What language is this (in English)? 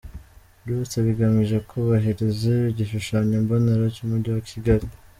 Kinyarwanda